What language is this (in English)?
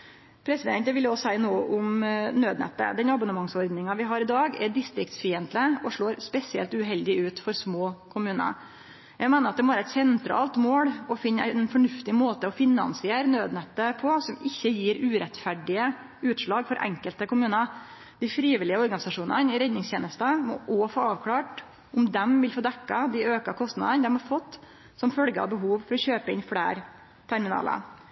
Norwegian Nynorsk